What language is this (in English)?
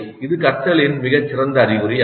Tamil